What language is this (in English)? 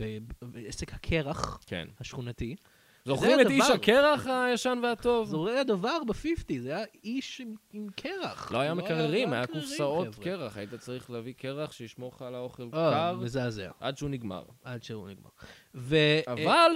Hebrew